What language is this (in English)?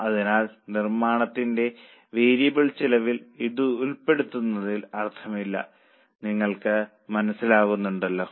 Malayalam